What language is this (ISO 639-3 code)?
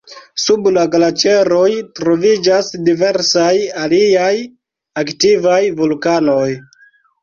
epo